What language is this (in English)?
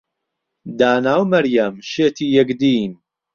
Central Kurdish